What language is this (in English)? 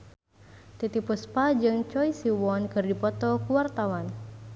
Sundanese